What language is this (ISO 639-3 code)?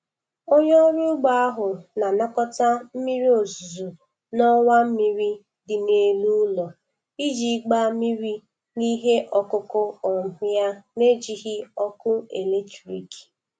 ibo